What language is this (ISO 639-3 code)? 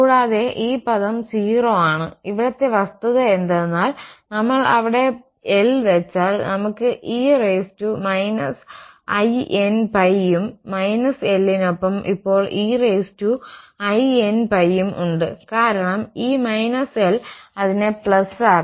mal